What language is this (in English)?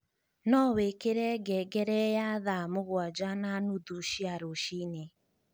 Kikuyu